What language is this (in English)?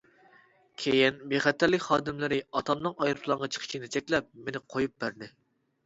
Uyghur